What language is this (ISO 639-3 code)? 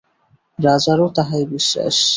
ben